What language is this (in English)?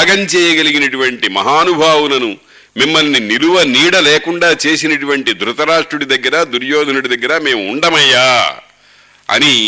Telugu